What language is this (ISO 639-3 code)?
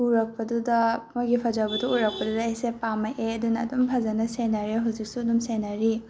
mni